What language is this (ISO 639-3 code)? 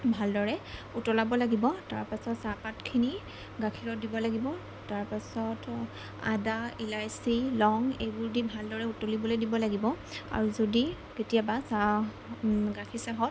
asm